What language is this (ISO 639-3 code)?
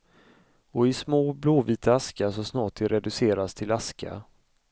swe